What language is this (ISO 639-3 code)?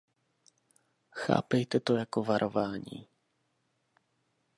ces